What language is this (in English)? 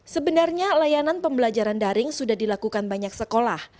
Indonesian